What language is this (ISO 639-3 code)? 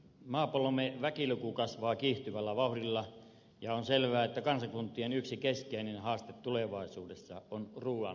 fin